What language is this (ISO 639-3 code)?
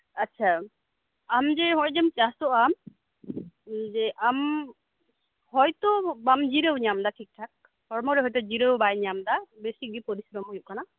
sat